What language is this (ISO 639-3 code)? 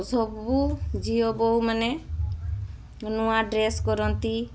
ori